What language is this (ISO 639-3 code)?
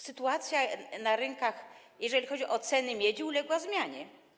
pol